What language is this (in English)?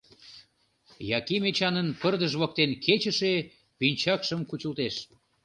Mari